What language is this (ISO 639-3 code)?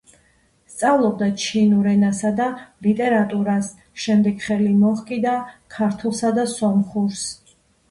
kat